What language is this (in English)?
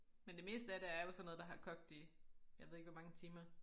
Danish